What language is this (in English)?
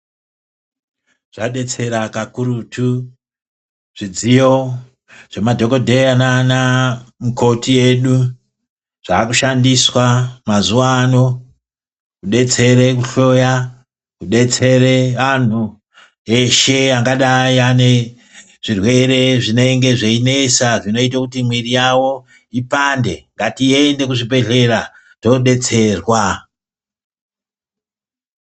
Ndau